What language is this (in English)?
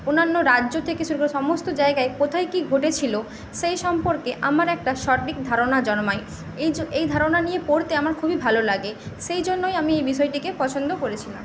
Bangla